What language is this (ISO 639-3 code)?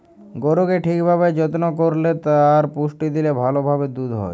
ben